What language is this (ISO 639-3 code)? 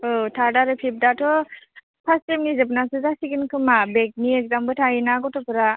brx